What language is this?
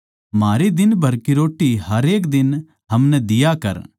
Haryanvi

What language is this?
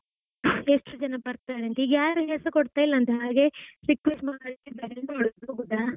Kannada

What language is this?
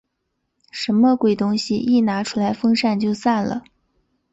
Chinese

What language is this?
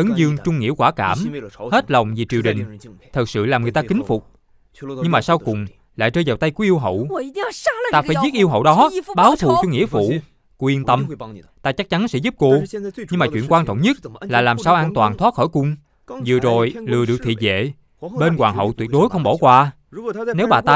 Vietnamese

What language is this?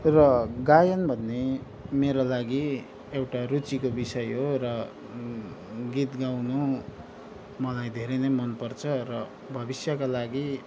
Nepali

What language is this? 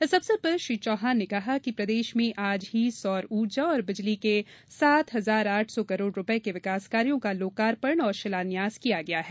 Hindi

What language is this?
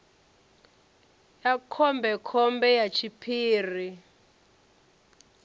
Venda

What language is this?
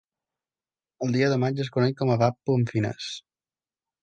Catalan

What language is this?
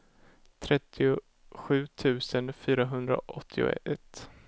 Swedish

